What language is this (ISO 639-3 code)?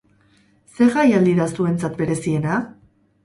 eus